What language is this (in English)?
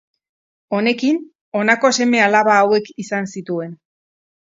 Basque